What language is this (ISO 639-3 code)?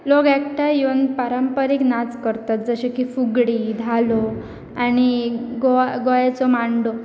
kok